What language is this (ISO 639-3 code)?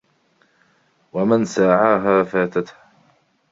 ara